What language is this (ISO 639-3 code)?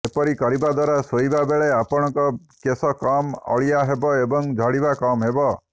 ori